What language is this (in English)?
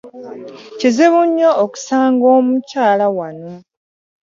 Ganda